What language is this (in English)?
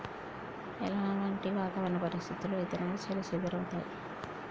Telugu